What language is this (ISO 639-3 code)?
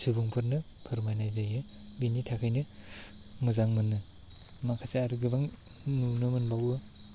brx